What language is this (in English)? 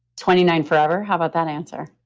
English